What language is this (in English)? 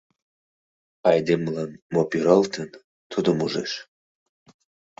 Mari